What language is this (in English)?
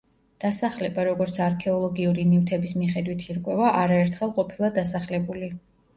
Georgian